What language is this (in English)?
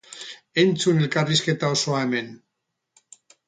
Basque